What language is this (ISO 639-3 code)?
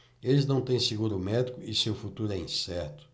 por